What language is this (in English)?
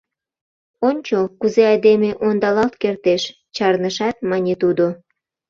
Mari